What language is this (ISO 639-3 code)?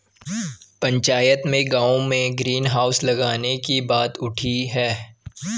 hin